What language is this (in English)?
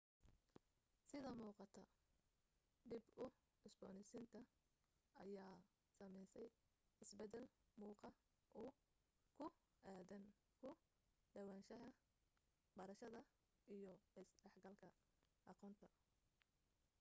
Somali